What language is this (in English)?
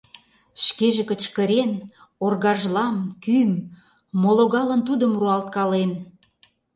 Mari